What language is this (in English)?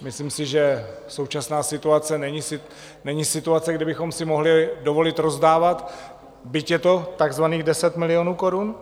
Czech